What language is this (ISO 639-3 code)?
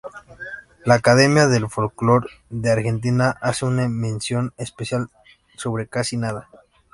spa